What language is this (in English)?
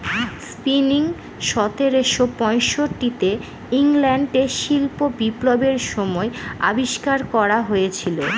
Bangla